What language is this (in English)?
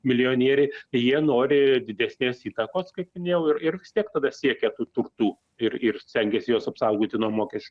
Lithuanian